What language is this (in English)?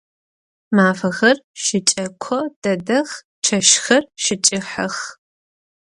Adyghe